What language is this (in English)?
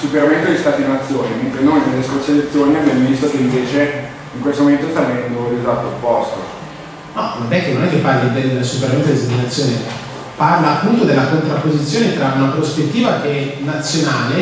Italian